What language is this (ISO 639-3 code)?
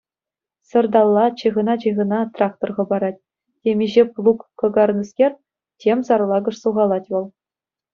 chv